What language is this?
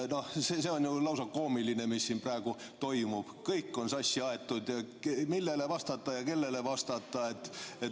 Estonian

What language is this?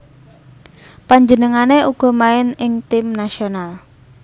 Javanese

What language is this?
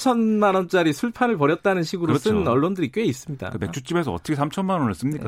Korean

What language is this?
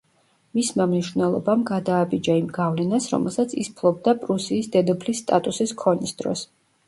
Georgian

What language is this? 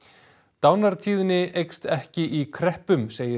Icelandic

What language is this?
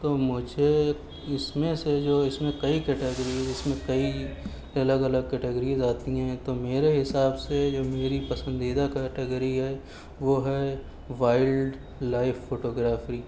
Urdu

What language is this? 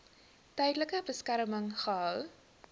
Afrikaans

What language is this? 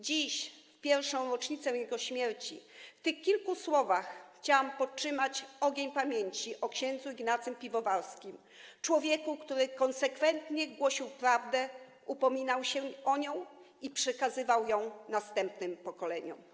Polish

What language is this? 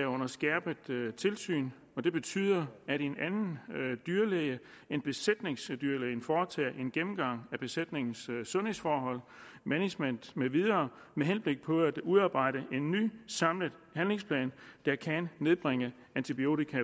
Danish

